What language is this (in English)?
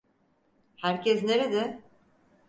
Turkish